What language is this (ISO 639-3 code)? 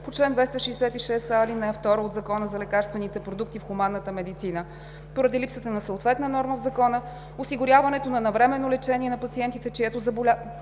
bul